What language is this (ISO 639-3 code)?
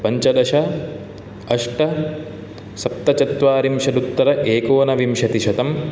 san